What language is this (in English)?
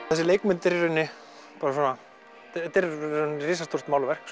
Icelandic